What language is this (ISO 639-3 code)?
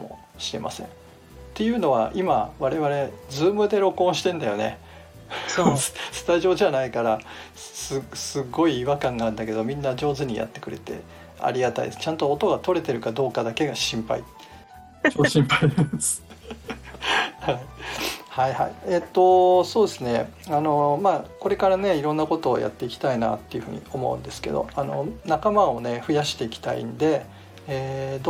jpn